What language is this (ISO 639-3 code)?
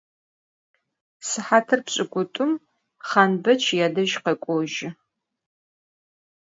ady